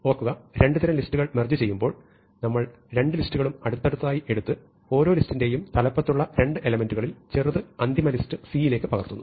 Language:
Malayalam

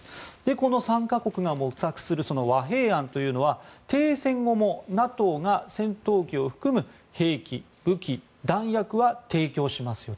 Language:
Japanese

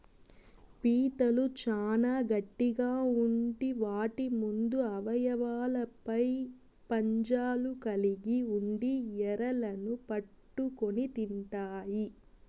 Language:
Telugu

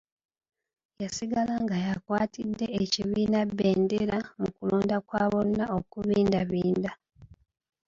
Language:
Ganda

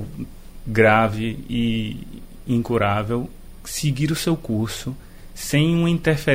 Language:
Portuguese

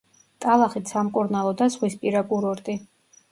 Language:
Georgian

